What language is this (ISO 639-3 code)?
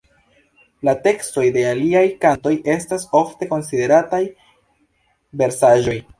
epo